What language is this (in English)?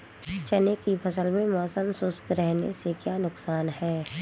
Hindi